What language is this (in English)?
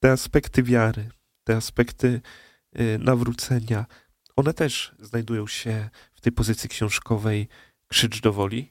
Polish